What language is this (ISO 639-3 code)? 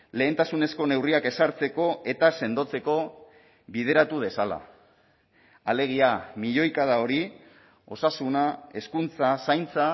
eus